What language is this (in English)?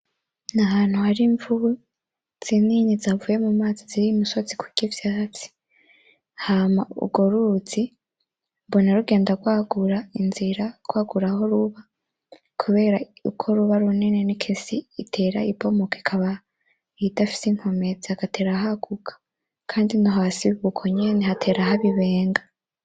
Rundi